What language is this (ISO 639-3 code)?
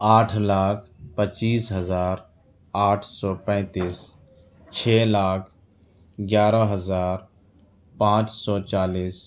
urd